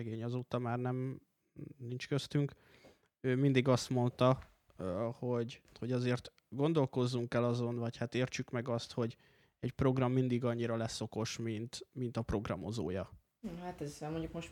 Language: Hungarian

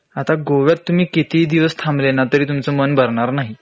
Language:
Marathi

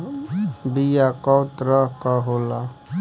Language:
Bhojpuri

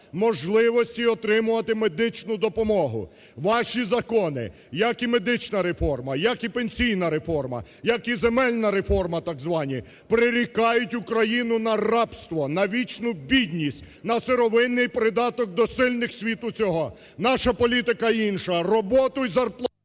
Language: Ukrainian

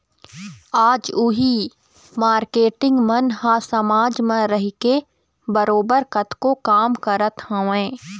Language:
Chhattisgarhi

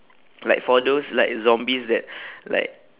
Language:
English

